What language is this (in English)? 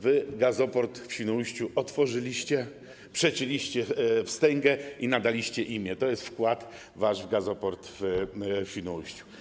Polish